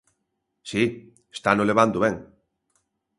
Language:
Galician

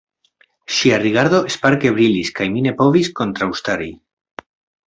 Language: Esperanto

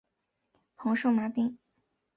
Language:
Chinese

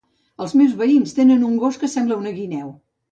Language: Catalan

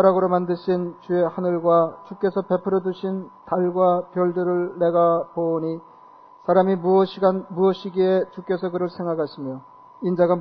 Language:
Korean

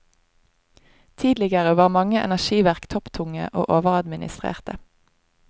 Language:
Norwegian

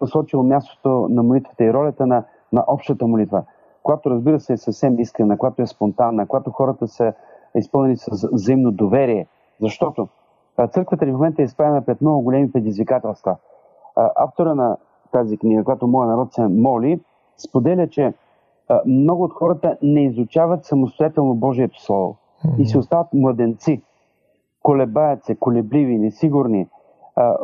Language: Bulgarian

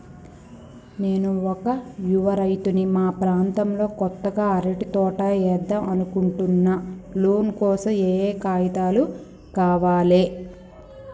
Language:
Telugu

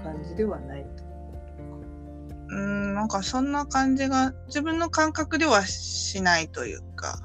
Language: Japanese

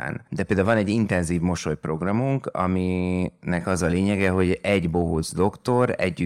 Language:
Hungarian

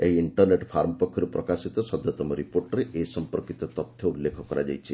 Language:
Odia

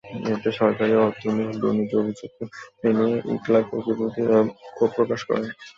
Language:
Bangla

